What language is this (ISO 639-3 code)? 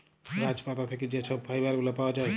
ben